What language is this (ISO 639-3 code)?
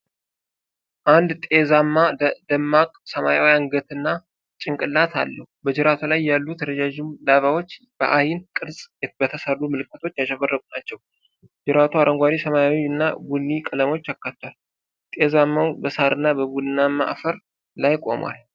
amh